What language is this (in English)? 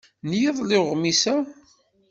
Kabyle